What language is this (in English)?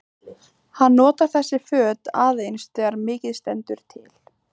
Icelandic